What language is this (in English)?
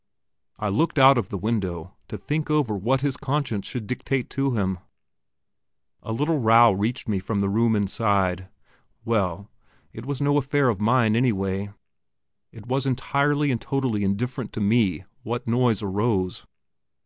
English